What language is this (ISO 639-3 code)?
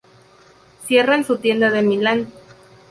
spa